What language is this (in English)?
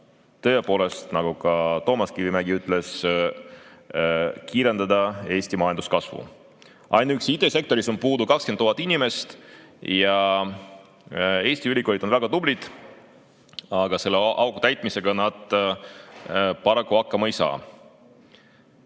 Estonian